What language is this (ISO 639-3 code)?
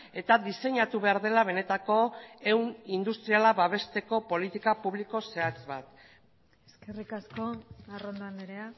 eus